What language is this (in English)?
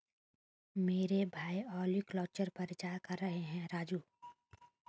Hindi